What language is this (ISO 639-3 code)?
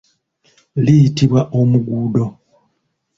lug